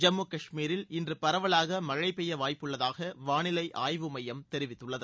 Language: Tamil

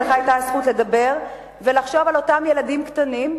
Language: Hebrew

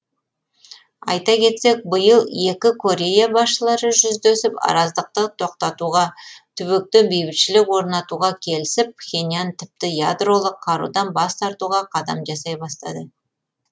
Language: Kazakh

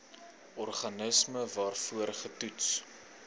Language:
Afrikaans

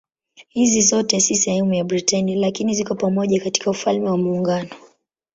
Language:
Swahili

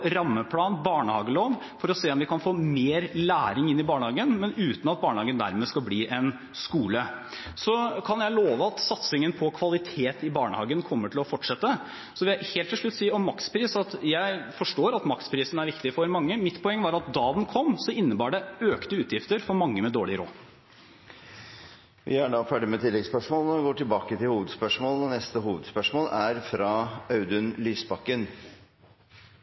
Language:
Norwegian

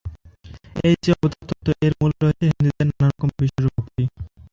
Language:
Bangla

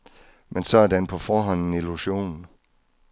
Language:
Danish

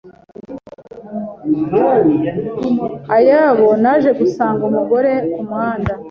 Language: Kinyarwanda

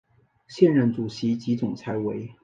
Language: Chinese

